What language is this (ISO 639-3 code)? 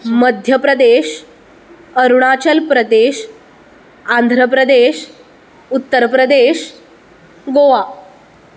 kok